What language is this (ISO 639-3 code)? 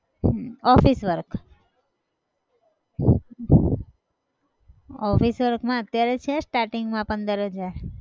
guj